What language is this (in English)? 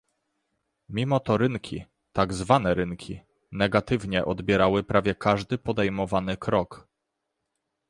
Polish